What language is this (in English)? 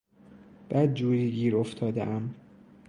Persian